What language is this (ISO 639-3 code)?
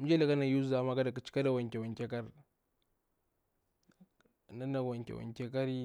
bwr